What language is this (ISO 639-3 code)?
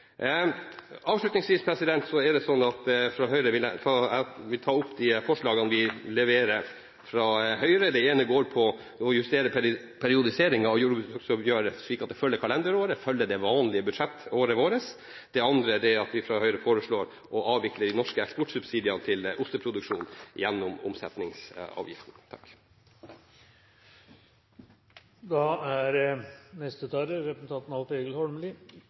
nor